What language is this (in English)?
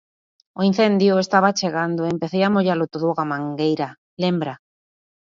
Galician